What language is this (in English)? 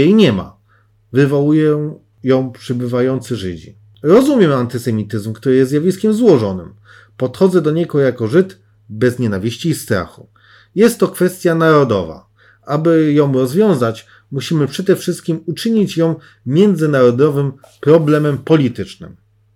Polish